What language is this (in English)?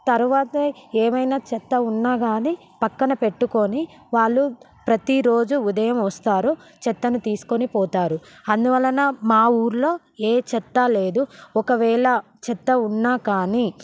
Telugu